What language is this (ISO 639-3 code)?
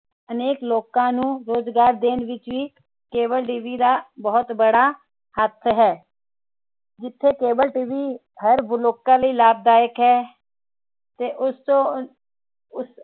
pan